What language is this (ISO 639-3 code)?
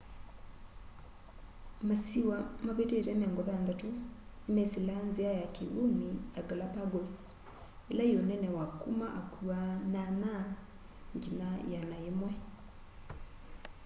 kam